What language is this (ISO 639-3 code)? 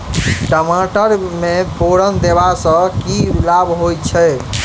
mai